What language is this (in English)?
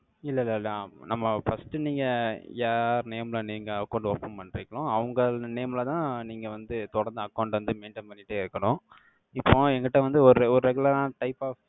Tamil